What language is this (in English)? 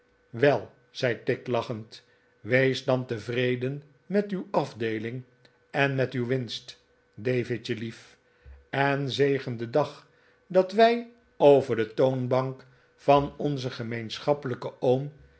Dutch